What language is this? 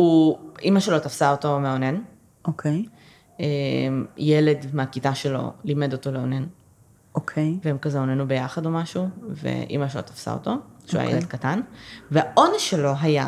Hebrew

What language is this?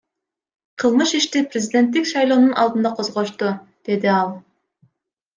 Kyrgyz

